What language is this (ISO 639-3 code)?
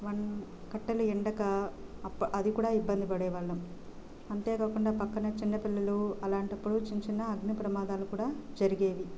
tel